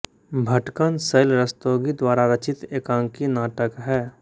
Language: Hindi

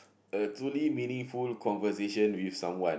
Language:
English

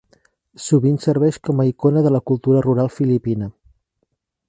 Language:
Catalan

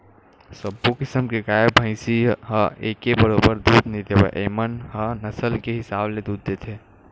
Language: Chhattisgarhi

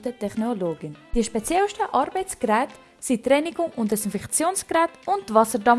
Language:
German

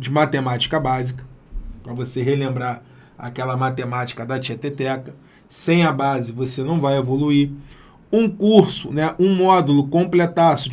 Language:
Portuguese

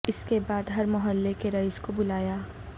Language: Urdu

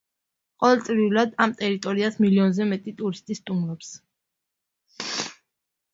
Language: Georgian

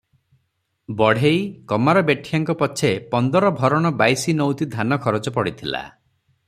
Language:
Odia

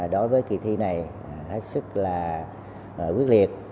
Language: Vietnamese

